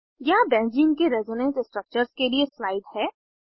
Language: Hindi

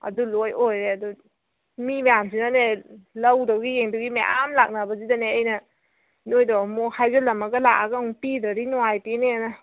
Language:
Manipuri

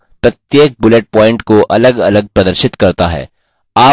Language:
Hindi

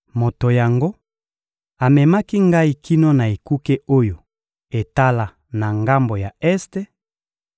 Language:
Lingala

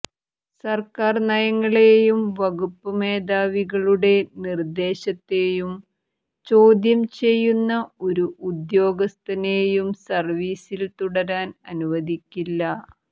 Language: Malayalam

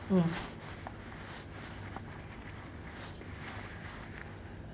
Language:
English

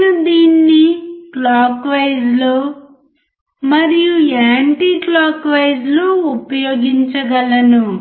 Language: Telugu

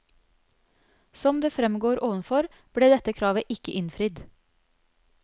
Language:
Norwegian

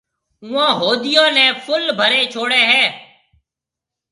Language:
Marwari (Pakistan)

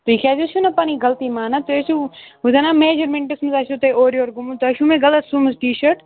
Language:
Kashmiri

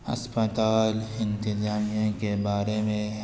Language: Urdu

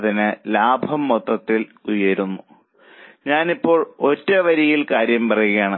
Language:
Malayalam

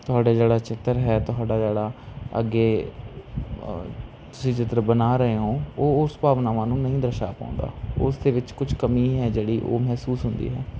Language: Punjabi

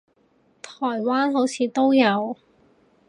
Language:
Cantonese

